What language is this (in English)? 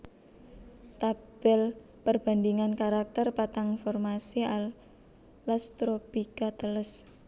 Javanese